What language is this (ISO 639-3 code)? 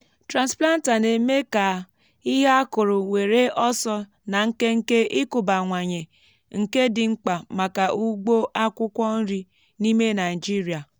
ibo